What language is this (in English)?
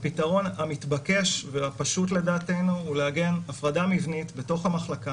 Hebrew